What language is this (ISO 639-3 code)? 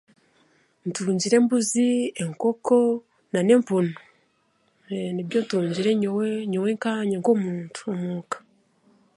cgg